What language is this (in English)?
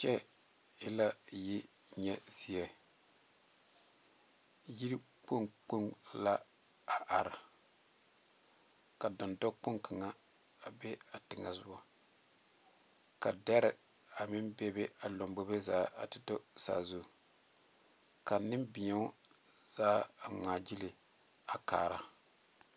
Southern Dagaare